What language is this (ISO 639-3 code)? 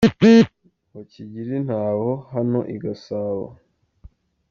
kin